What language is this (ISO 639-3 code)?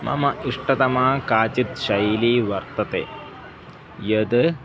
san